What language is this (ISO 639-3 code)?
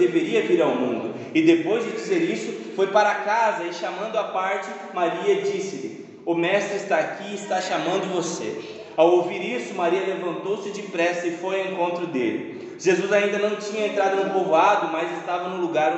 por